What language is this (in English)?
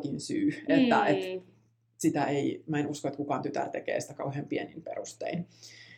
Finnish